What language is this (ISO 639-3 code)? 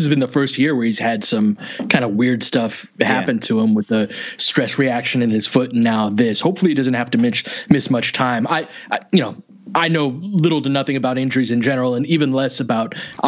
eng